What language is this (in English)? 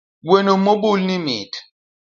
Luo (Kenya and Tanzania)